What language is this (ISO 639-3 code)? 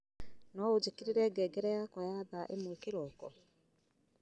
kik